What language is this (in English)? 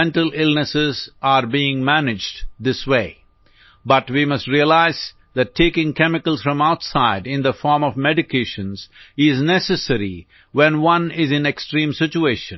Hindi